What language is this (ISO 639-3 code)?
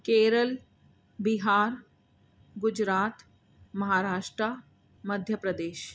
snd